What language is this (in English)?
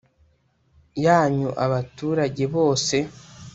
Kinyarwanda